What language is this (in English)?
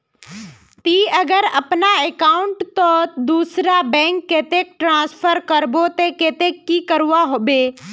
Magahi